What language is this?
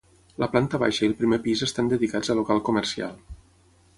Catalan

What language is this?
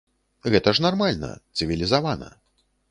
Belarusian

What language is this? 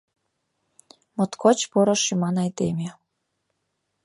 Mari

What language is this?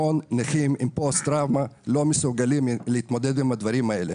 Hebrew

